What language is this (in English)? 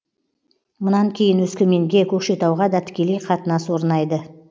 Kazakh